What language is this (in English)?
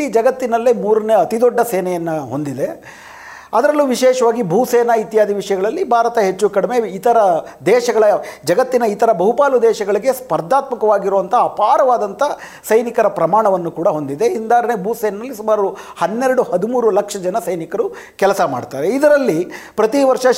Kannada